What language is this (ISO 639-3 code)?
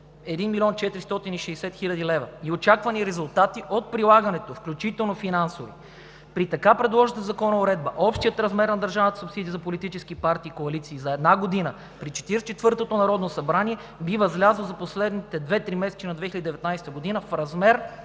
bul